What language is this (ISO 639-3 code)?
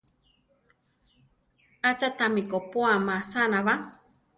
tar